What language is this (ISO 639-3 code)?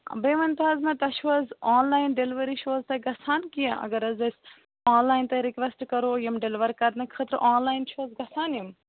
kas